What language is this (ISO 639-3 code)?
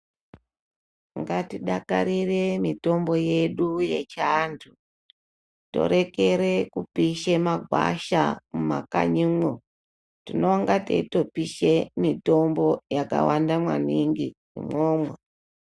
ndc